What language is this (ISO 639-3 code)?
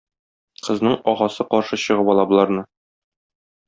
tat